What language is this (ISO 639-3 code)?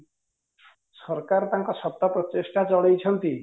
ori